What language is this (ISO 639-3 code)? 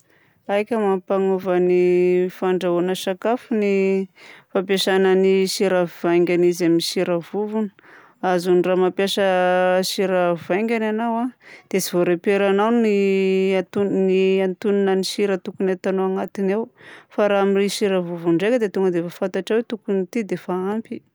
bzc